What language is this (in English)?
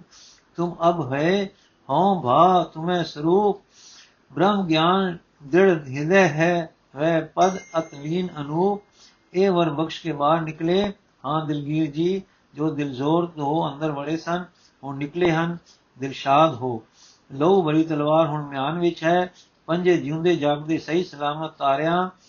Punjabi